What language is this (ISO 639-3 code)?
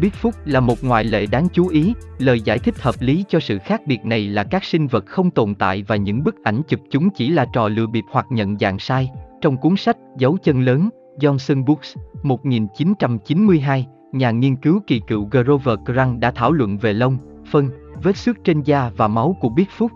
vie